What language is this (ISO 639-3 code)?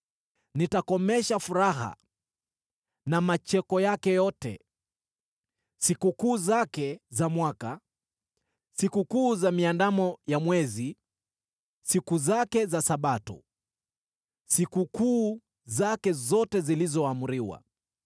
swa